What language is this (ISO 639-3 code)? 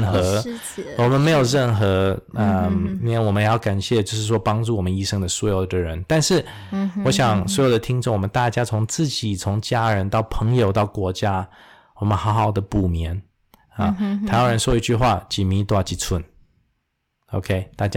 zho